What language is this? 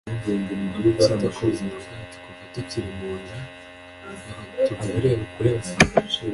Kinyarwanda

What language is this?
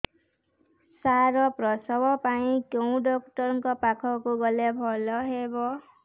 Odia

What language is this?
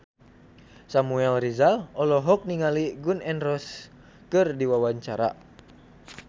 Sundanese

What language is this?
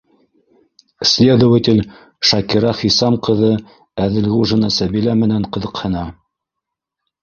Bashkir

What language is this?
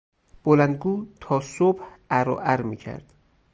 Persian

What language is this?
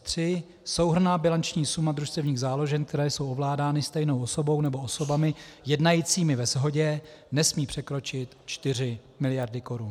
Czech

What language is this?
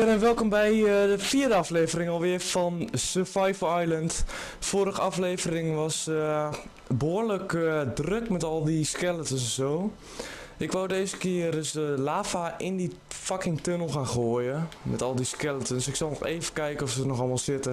Dutch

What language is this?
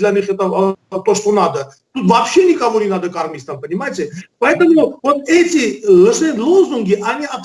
Russian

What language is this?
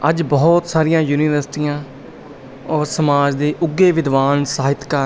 Punjabi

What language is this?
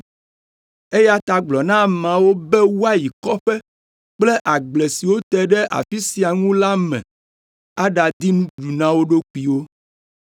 Ewe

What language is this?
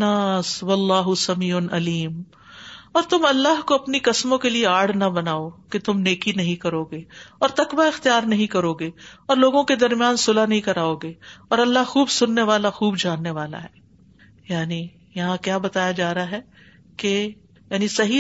Urdu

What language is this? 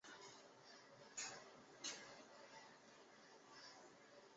Chinese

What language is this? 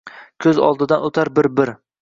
Uzbek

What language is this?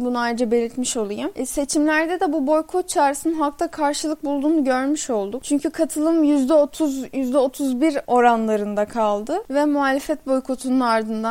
Turkish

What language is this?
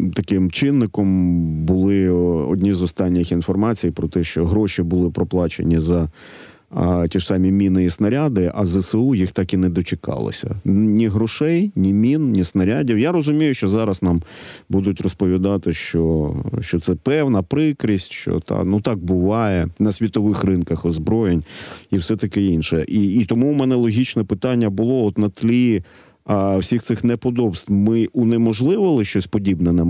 Ukrainian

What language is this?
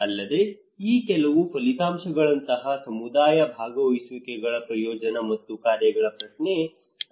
Kannada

